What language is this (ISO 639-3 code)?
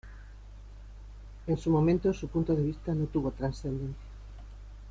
spa